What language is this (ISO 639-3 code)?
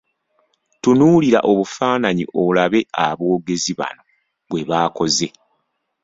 lug